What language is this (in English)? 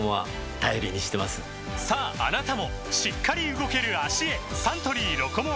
Japanese